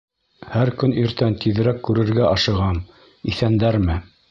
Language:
Bashkir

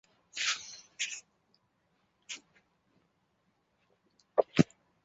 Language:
Chinese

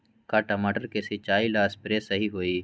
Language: Magahi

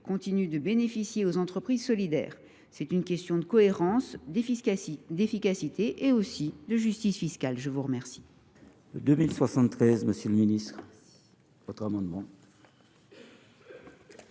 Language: French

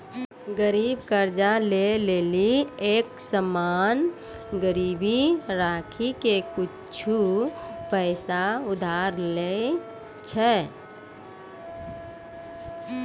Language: Maithili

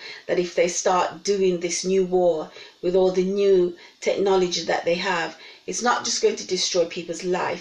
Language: English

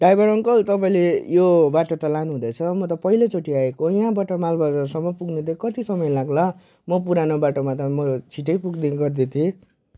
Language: Nepali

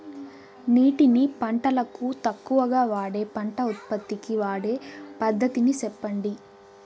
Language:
Telugu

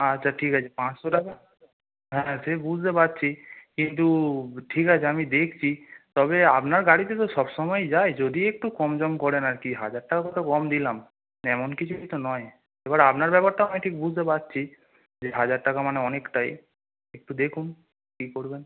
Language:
Bangla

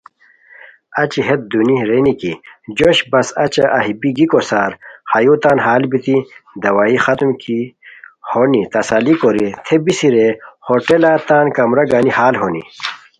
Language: Khowar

